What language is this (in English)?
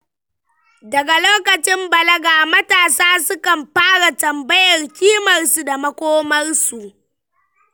Hausa